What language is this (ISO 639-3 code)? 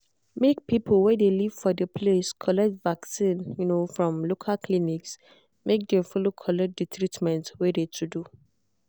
pcm